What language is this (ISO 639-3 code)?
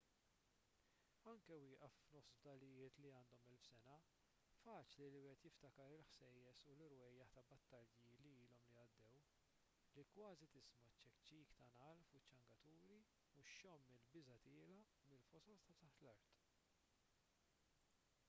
mlt